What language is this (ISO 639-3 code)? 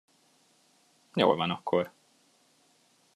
hun